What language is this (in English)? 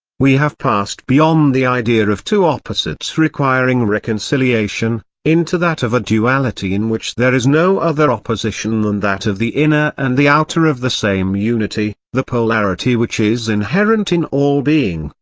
English